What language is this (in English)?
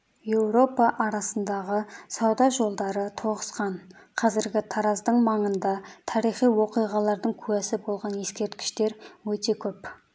Kazakh